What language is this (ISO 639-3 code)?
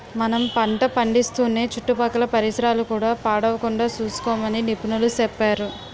tel